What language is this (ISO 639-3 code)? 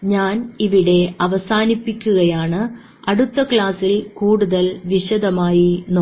mal